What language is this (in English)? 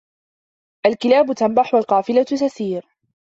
Arabic